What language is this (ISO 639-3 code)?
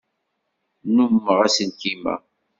kab